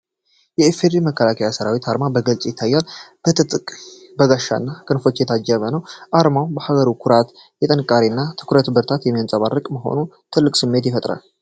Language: Amharic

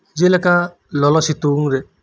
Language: Santali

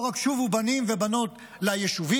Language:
Hebrew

